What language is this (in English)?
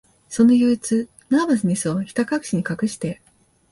Japanese